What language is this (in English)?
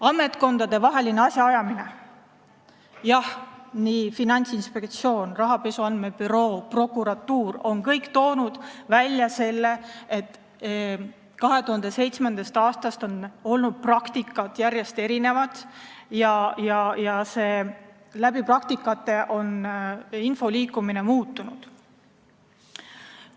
Estonian